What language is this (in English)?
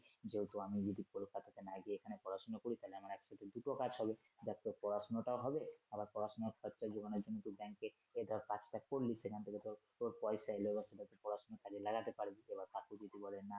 Bangla